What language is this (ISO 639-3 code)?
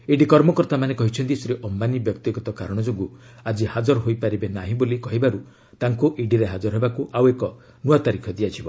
ori